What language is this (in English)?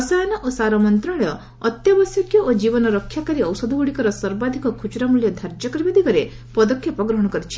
Odia